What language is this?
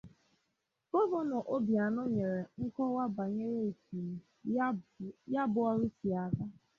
Igbo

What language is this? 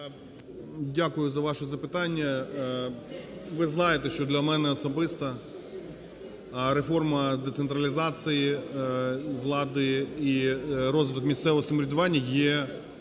Ukrainian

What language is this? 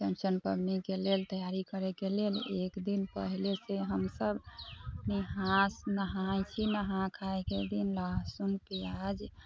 Maithili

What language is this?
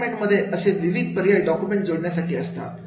Marathi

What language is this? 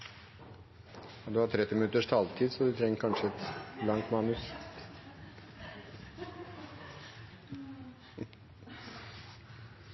Norwegian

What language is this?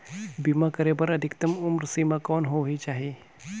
Chhattisgarhi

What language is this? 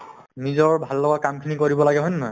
Assamese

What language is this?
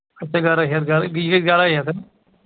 Kashmiri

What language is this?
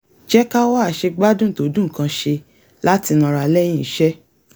Yoruba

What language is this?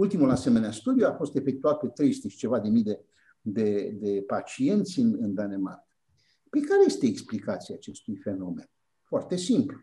Romanian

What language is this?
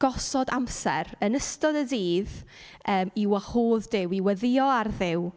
Welsh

